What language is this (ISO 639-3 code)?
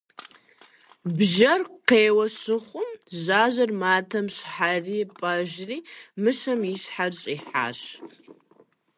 kbd